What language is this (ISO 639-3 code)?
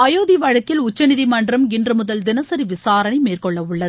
tam